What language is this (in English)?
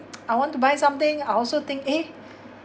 English